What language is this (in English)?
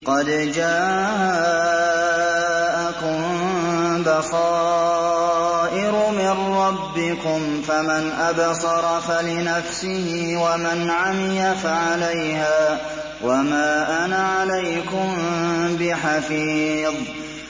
Arabic